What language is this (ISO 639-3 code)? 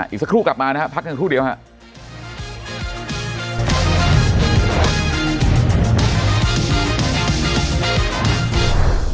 tha